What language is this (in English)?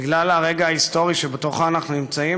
Hebrew